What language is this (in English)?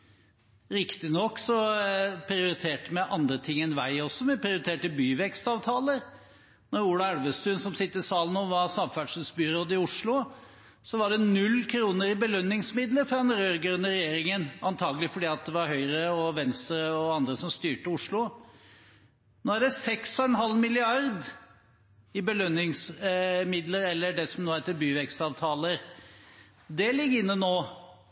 Norwegian Bokmål